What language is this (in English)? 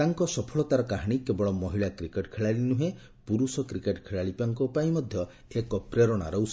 Odia